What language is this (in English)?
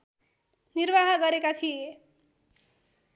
Nepali